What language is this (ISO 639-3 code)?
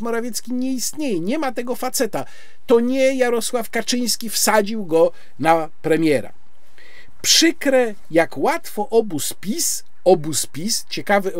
pol